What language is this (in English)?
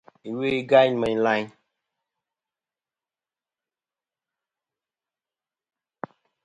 Kom